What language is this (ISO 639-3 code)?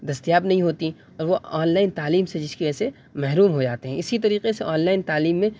urd